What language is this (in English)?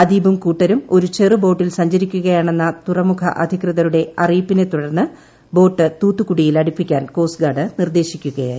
Malayalam